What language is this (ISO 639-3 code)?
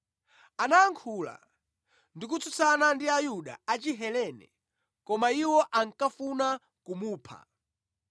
nya